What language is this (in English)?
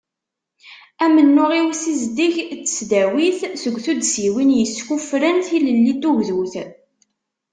Kabyle